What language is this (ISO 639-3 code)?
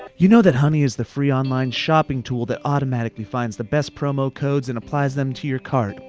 eng